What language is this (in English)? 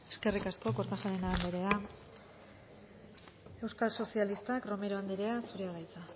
Basque